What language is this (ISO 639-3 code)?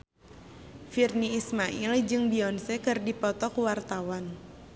sun